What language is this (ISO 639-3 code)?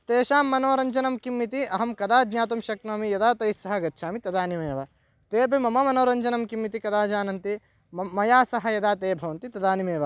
san